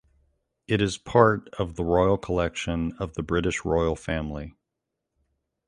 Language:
English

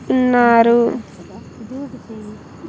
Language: Telugu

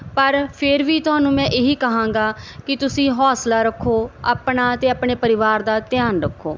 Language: Punjabi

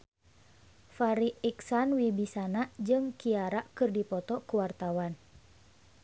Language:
Sundanese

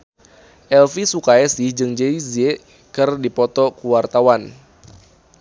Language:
Sundanese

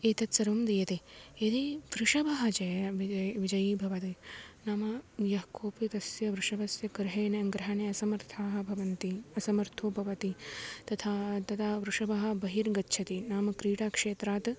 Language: Sanskrit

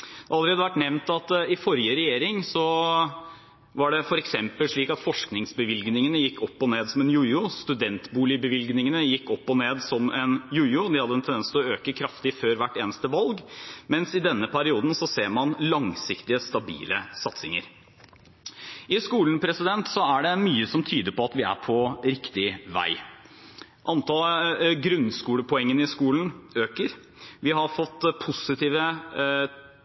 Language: Norwegian Bokmål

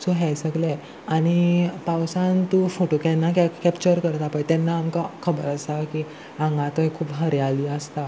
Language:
Konkani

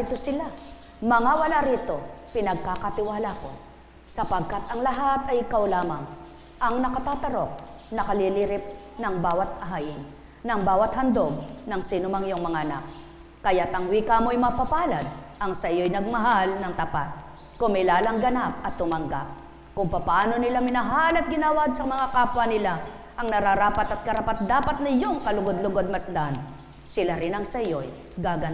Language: Filipino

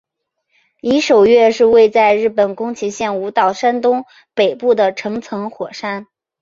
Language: Chinese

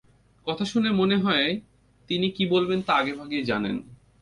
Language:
Bangla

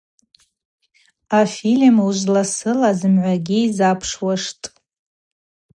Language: Abaza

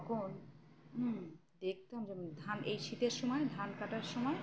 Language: Bangla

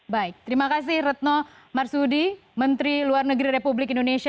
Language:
Indonesian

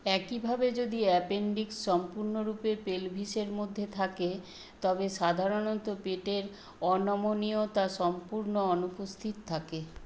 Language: Bangla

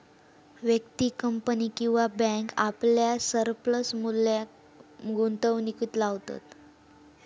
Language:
Marathi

